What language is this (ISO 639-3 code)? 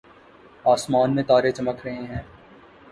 urd